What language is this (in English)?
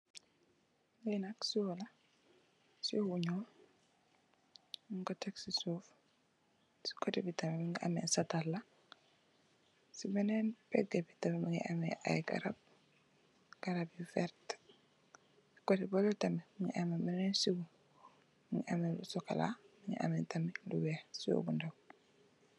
Wolof